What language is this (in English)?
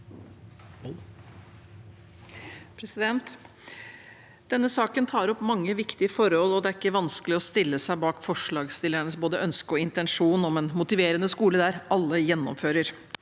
Norwegian